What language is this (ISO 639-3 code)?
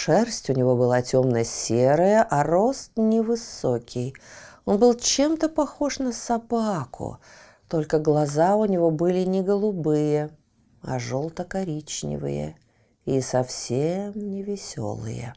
rus